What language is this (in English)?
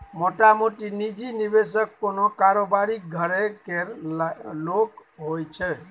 Maithili